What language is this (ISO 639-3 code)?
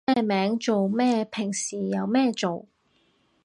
yue